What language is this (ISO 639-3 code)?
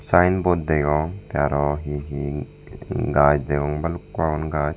ccp